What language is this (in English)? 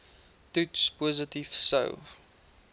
Afrikaans